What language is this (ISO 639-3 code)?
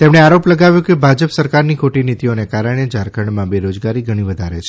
guj